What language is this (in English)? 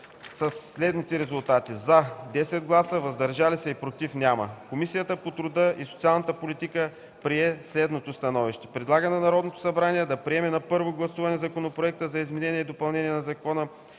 Bulgarian